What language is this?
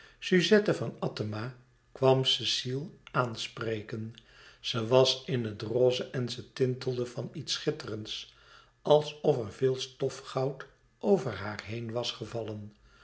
Dutch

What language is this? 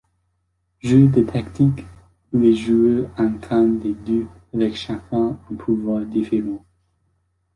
French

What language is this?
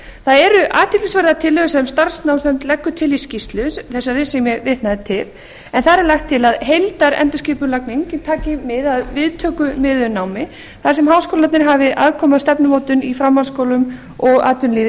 Icelandic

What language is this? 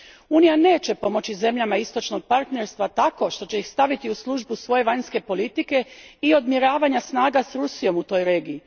Croatian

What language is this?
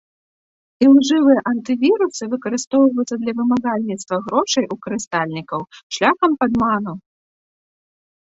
Belarusian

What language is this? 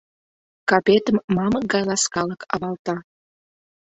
Mari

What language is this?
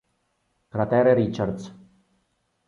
Italian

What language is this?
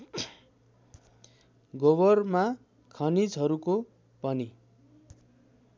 Nepali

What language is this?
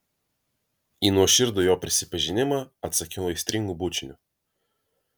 Lithuanian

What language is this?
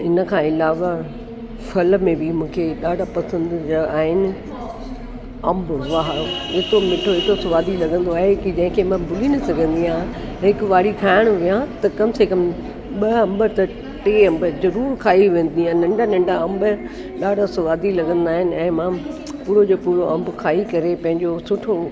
Sindhi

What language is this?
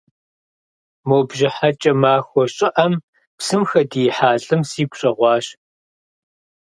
Kabardian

